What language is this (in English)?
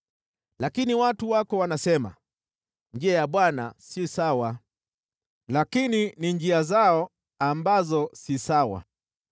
Swahili